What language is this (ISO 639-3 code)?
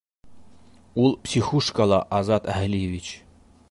bak